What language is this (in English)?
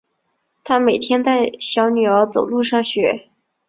Chinese